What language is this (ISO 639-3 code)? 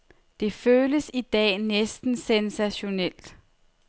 dan